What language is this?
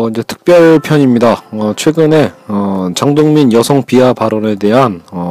Korean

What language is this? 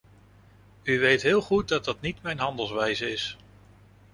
Dutch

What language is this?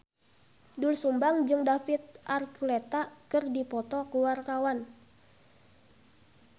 Sundanese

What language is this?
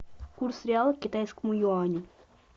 Russian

